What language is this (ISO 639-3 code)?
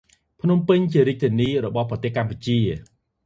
khm